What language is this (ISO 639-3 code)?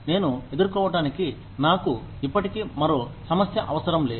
tel